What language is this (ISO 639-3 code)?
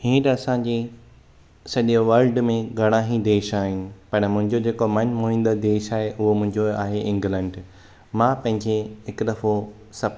snd